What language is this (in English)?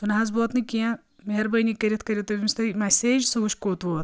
Kashmiri